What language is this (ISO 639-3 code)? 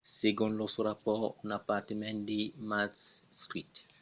oci